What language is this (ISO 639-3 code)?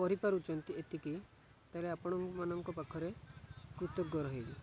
ori